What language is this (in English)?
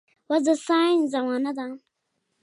Pashto